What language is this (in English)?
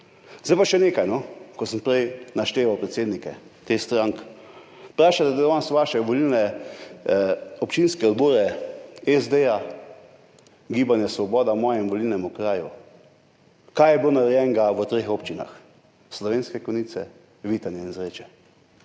Slovenian